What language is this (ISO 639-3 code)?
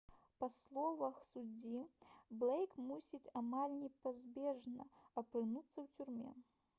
bel